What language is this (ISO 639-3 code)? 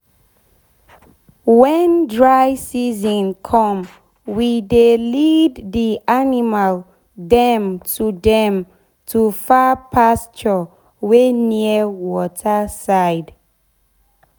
pcm